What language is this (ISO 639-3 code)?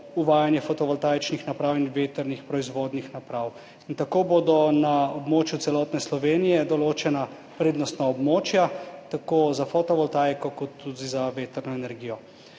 slv